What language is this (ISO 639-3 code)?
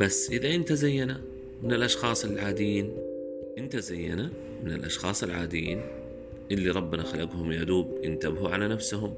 ara